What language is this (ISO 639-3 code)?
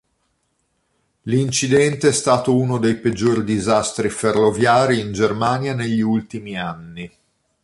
ita